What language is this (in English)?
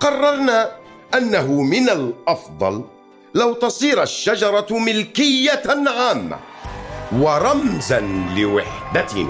Arabic